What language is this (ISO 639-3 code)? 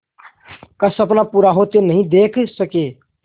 hin